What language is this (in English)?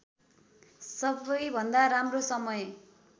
Nepali